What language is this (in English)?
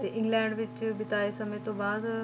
Punjabi